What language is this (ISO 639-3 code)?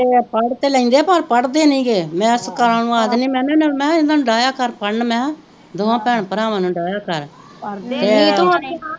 pan